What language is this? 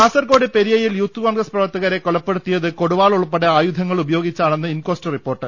Malayalam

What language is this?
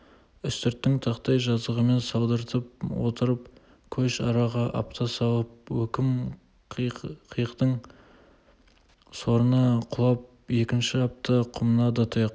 Kazakh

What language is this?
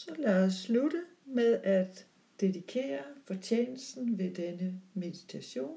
Danish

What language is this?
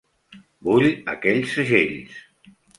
Catalan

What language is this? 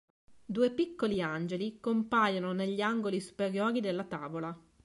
Italian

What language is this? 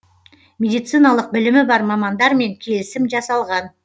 Kazakh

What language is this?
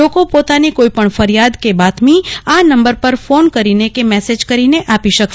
Gujarati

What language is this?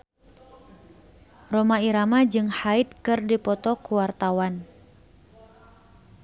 Sundanese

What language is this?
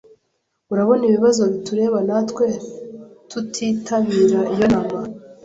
Kinyarwanda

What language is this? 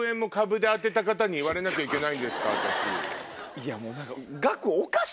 Japanese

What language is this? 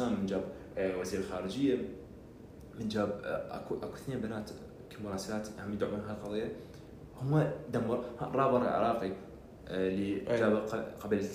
Arabic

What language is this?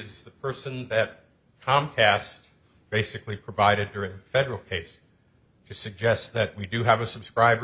English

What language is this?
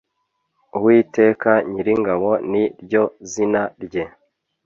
Kinyarwanda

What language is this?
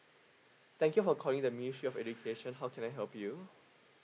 English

